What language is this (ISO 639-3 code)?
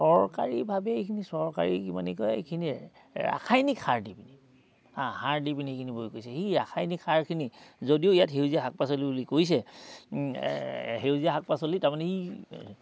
asm